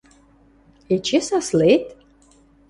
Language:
Western Mari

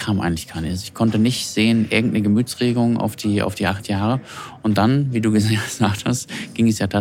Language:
German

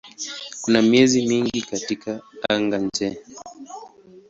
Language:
Swahili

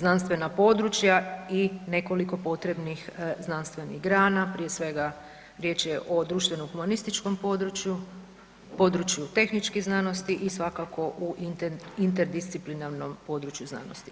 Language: Croatian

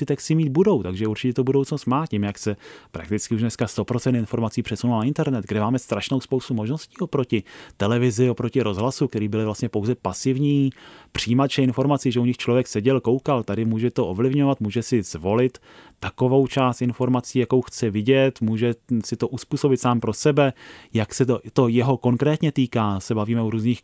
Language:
Czech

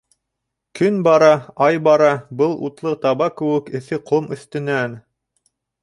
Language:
Bashkir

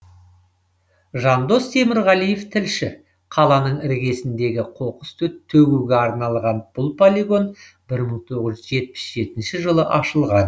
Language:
Kazakh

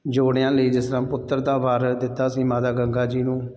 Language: Punjabi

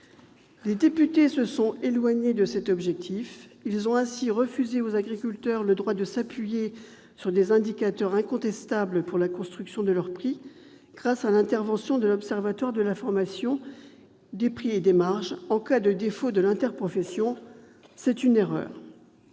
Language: French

